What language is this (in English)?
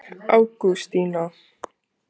Icelandic